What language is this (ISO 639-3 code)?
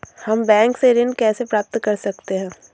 hin